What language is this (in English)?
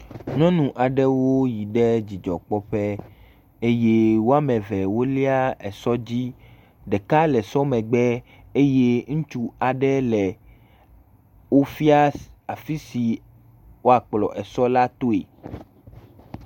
Ewe